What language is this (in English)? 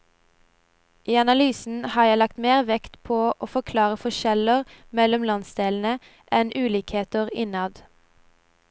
Norwegian